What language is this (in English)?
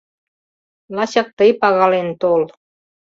Mari